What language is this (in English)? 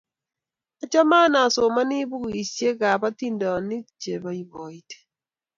Kalenjin